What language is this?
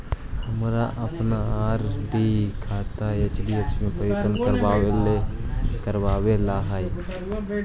Magahi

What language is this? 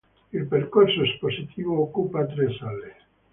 Italian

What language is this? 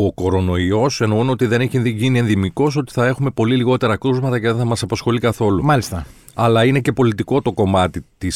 Greek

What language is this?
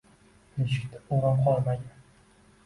Uzbek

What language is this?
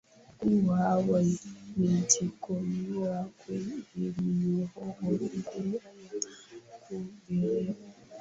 Swahili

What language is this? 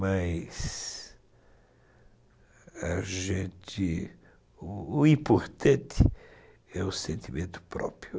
Portuguese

